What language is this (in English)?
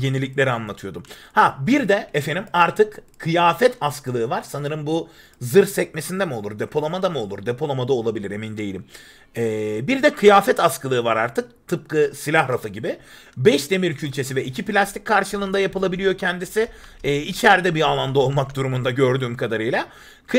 Turkish